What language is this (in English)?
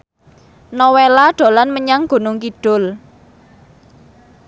Javanese